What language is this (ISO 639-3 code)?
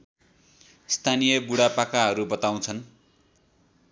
nep